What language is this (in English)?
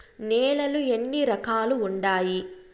Telugu